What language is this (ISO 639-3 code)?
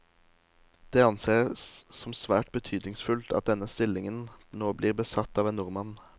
nor